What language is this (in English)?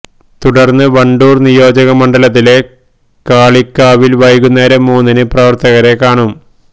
Malayalam